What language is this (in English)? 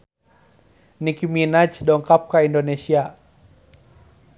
Sundanese